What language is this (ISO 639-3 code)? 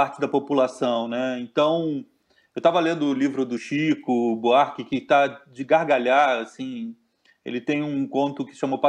por